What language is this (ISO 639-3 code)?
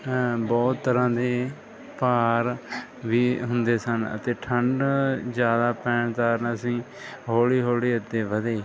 pan